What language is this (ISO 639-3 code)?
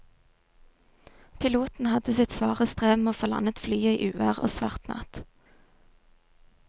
nor